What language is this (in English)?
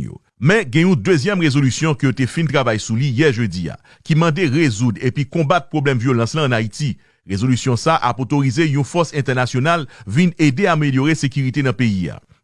French